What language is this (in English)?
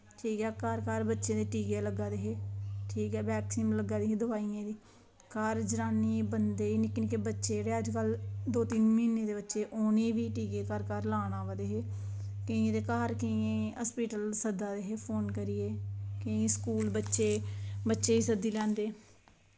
Dogri